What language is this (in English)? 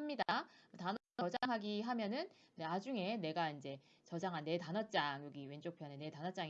Korean